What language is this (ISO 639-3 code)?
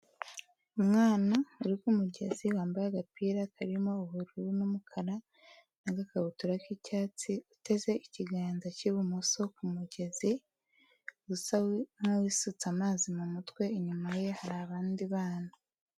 kin